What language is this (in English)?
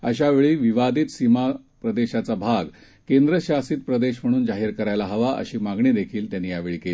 Marathi